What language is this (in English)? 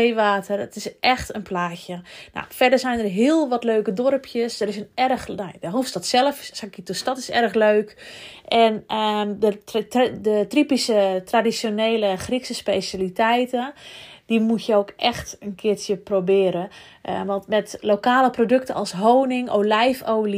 Dutch